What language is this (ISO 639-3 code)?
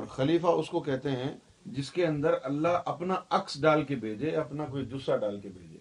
urd